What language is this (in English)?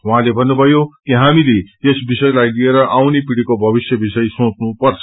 Nepali